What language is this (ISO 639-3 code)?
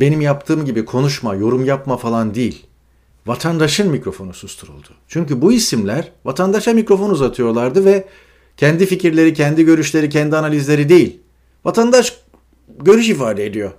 tur